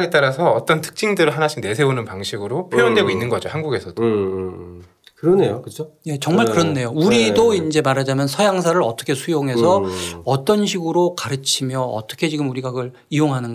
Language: Korean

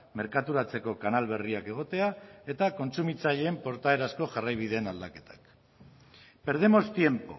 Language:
Basque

